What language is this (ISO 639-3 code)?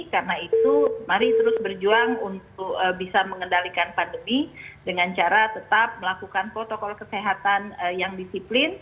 ind